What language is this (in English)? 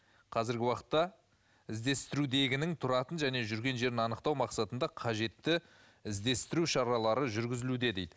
Kazakh